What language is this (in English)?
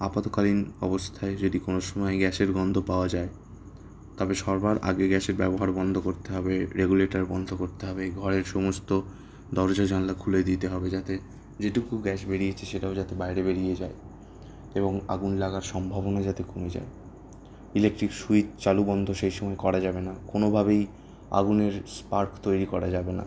Bangla